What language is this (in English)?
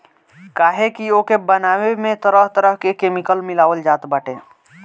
Bhojpuri